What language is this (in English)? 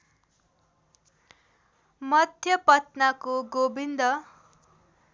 Nepali